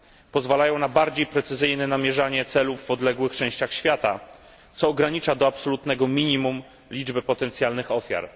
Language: Polish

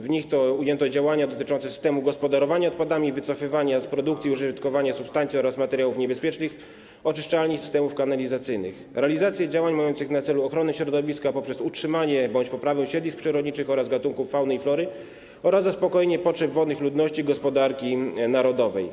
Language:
Polish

